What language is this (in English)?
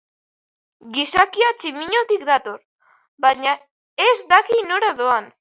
Basque